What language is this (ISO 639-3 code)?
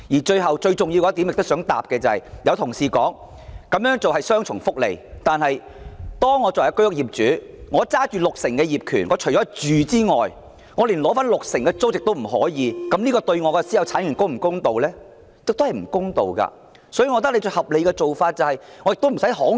yue